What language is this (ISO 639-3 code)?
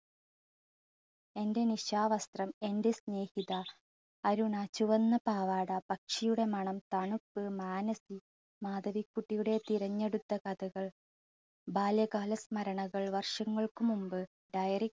mal